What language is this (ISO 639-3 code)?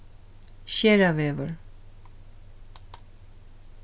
fao